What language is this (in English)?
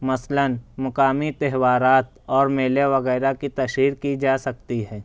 Urdu